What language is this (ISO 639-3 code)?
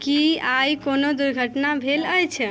mai